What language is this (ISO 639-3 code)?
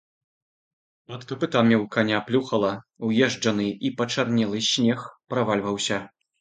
bel